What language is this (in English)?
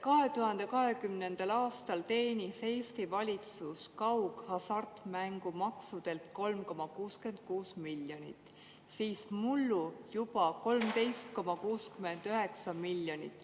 Estonian